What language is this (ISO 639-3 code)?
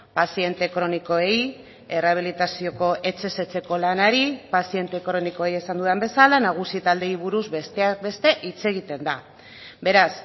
eus